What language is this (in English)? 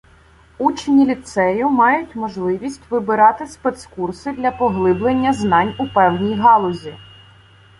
Ukrainian